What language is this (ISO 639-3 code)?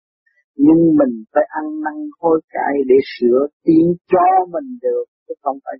vie